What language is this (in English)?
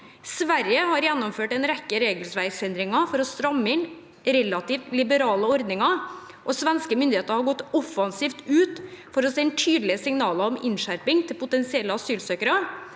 Norwegian